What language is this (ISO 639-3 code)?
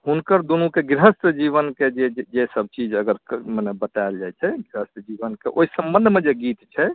mai